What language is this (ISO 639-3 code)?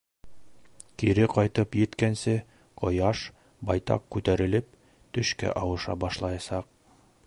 bak